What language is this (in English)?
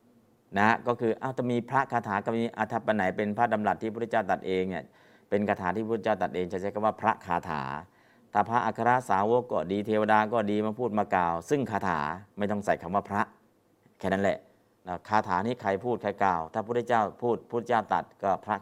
Thai